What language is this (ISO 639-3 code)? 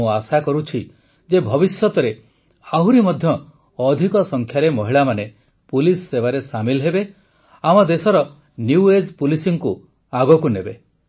ori